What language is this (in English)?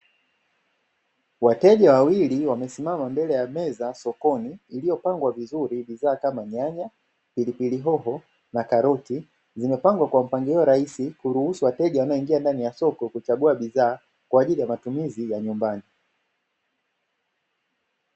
Swahili